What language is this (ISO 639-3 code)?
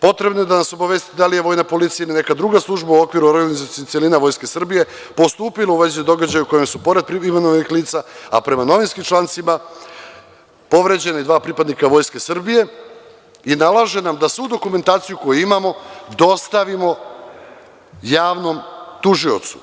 srp